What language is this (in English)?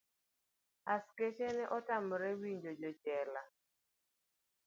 Luo (Kenya and Tanzania)